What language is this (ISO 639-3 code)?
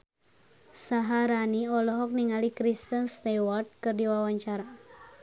sun